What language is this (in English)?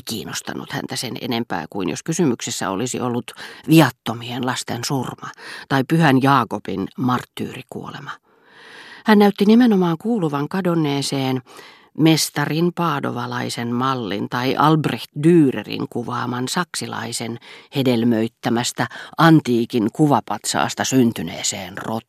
Finnish